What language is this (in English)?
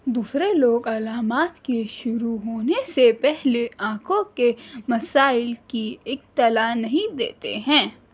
Urdu